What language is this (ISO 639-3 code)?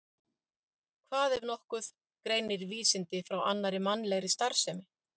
isl